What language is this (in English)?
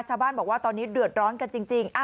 Thai